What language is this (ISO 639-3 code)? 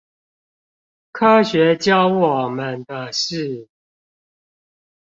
zho